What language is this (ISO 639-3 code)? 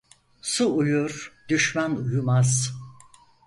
tur